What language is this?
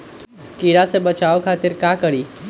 Magahi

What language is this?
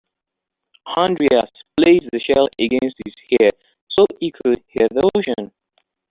English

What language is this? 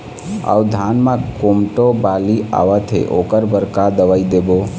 Chhattisgarhi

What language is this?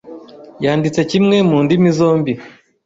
Kinyarwanda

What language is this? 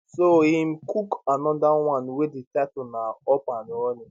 Nigerian Pidgin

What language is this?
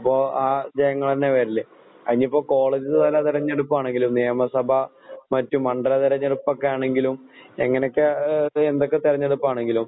Malayalam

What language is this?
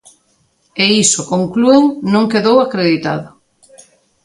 Galician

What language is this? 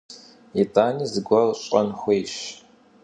Kabardian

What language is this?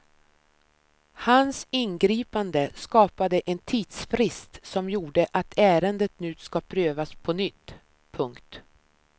Swedish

